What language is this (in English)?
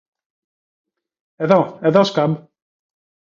Greek